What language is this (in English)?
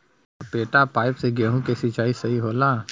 Bhojpuri